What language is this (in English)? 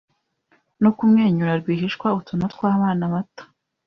Kinyarwanda